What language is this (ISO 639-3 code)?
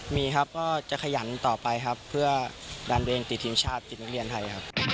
tha